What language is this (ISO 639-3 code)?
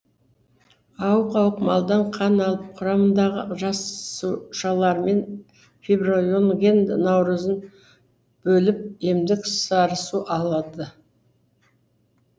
kaz